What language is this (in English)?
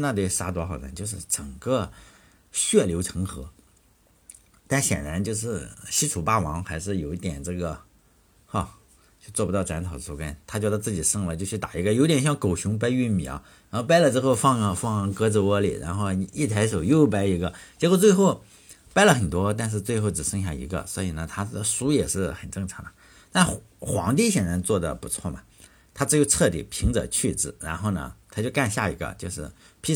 Chinese